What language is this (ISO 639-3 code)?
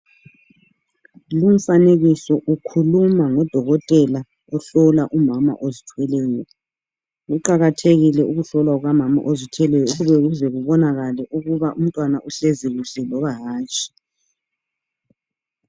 nde